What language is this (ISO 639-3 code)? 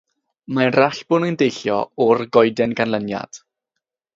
cym